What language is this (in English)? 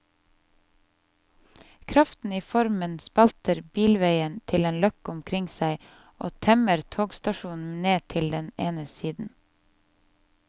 Norwegian